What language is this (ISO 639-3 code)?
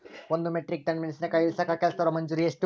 kan